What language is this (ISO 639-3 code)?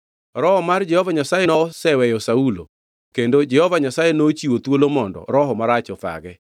luo